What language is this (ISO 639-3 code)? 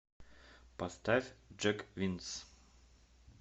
rus